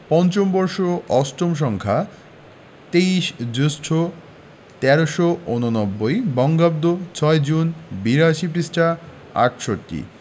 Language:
Bangla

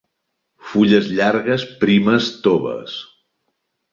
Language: Catalan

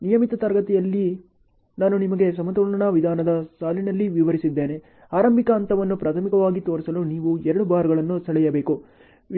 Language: Kannada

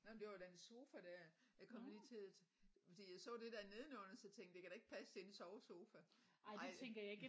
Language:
Danish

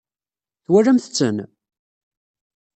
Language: Kabyle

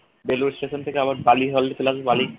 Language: Bangla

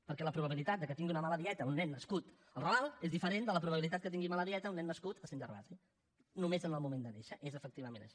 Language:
Catalan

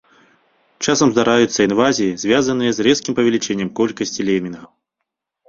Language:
Belarusian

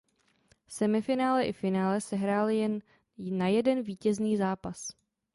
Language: Czech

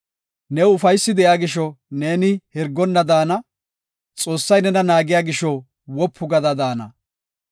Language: Gofa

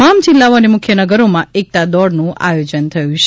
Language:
Gujarati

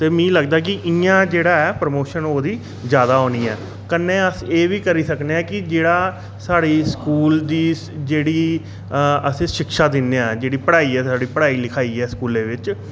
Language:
Dogri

